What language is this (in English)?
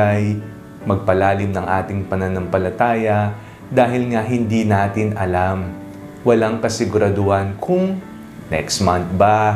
Filipino